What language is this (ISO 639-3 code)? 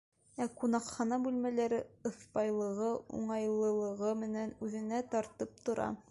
bak